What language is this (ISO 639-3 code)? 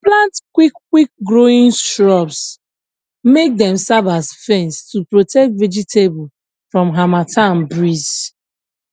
pcm